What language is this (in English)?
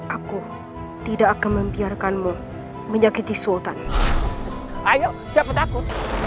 Indonesian